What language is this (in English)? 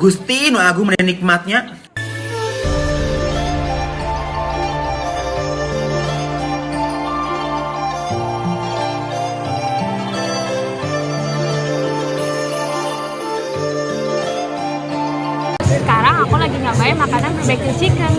Indonesian